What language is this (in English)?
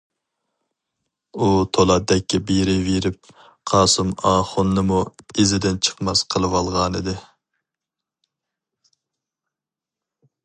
Uyghur